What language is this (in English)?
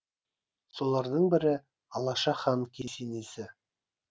Kazakh